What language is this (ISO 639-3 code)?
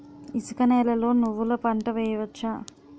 tel